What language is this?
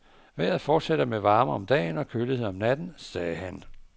Danish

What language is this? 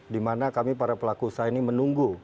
Indonesian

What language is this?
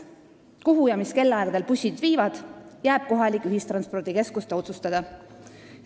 Estonian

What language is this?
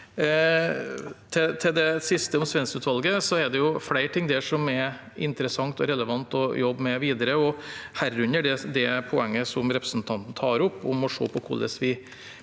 Norwegian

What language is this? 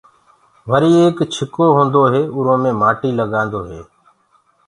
Gurgula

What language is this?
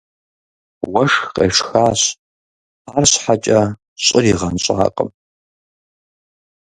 Kabardian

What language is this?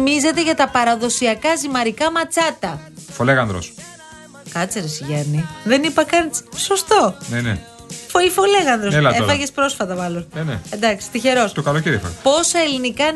Greek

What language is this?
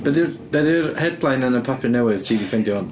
Welsh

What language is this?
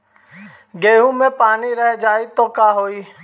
Bhojpuri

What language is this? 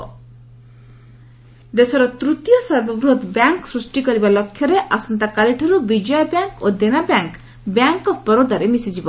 Odia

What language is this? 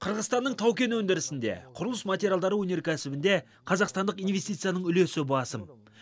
Kazakh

